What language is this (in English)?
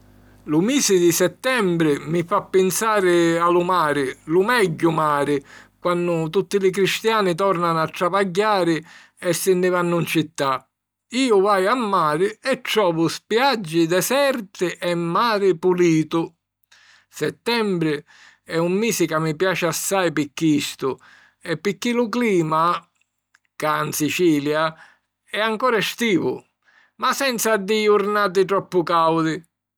Sicilian